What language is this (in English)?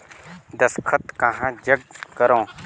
Chhattisgarhi